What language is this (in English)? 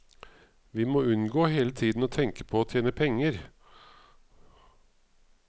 Norwegian